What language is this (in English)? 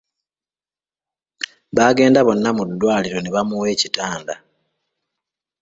Ganda